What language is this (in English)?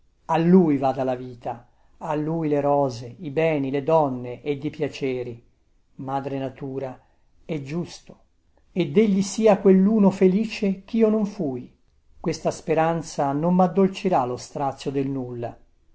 Italian